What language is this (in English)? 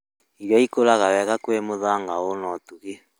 Kikuyu